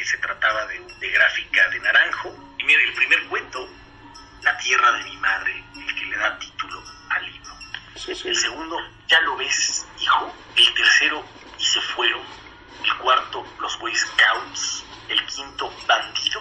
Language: Spanish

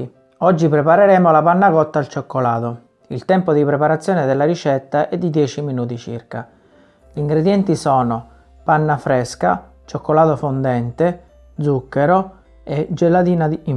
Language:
Italian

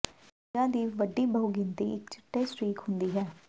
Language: Punjabi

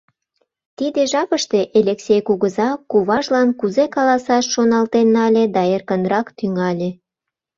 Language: Mari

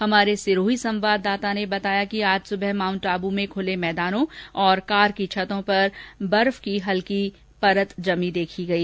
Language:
Hindi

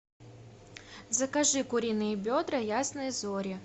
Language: Russian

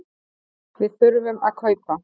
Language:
Icelandic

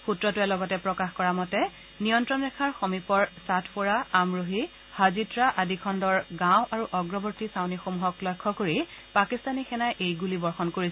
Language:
Assamese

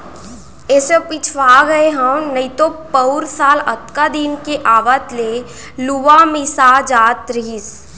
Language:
Chhattisgarhi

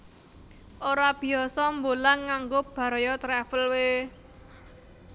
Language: Javanese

